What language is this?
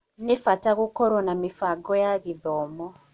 Kikuyu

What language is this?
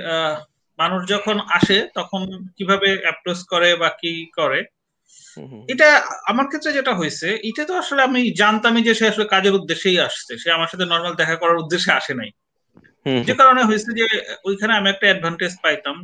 Bangla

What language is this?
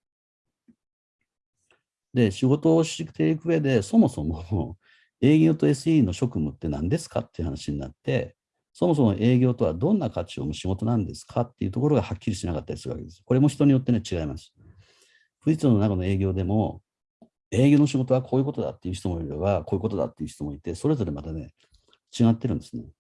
Japanese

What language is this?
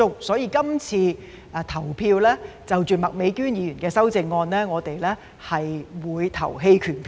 Cantonese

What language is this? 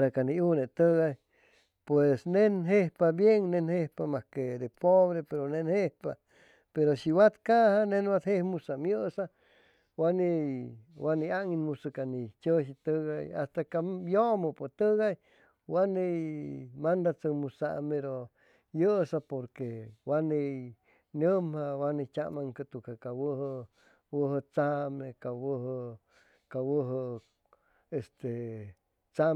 Chimalapa Zoque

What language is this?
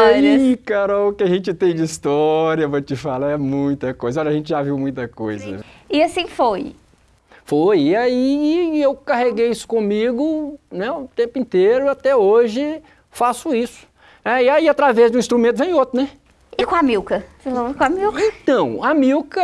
Portuguese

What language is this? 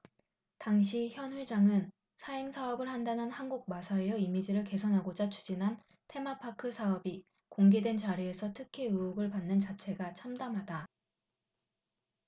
Korean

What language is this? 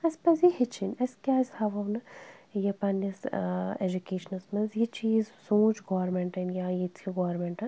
Kashmiri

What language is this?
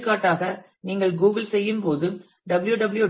Tamil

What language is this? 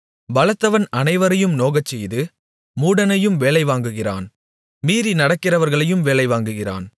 Tamil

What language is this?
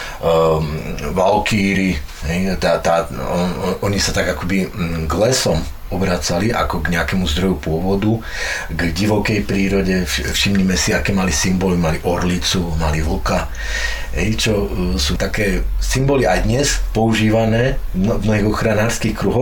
Slovak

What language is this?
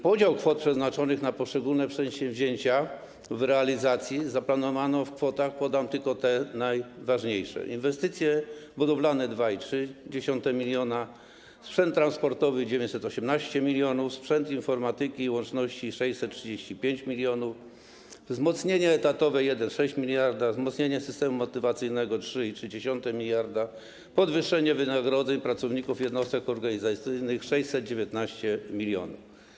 Polish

